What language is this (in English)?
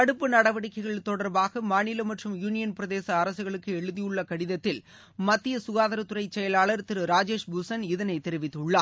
Tamil